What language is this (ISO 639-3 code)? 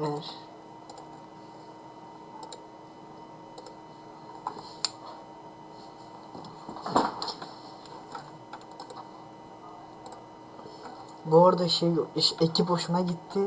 tur